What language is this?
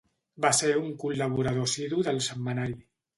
Catalan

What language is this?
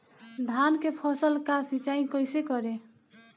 Bhojpuri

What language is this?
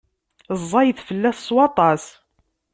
Kabyle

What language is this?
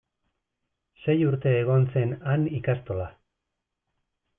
Basque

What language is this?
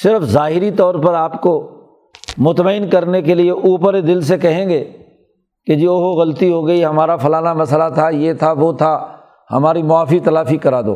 Urdu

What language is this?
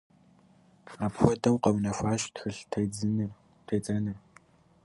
Kabardian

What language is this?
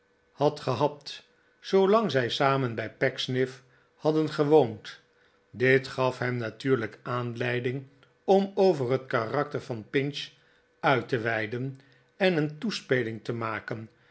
Dutch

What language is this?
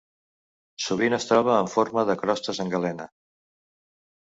Catalan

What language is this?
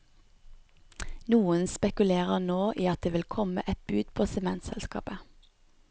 Norwegian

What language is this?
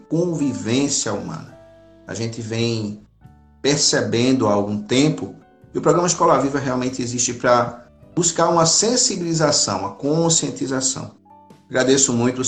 Portuguese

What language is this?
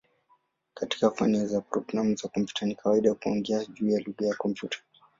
Swahili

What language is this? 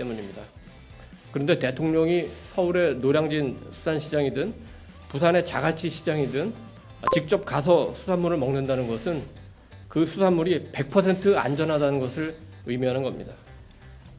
Korean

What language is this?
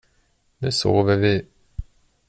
Swedish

